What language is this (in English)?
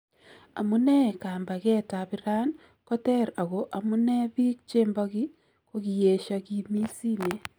Kalenjin